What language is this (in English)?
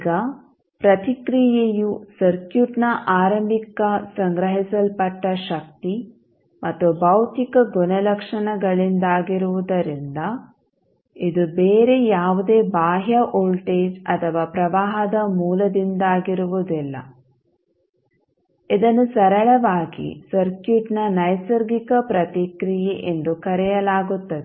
Kannada